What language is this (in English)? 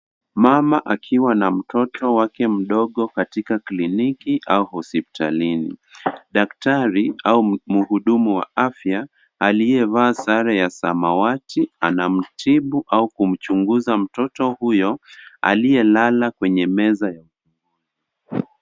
Swahili